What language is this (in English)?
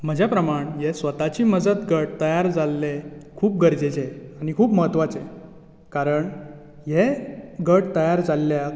Konkani